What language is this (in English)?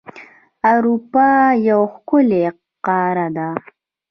Pashto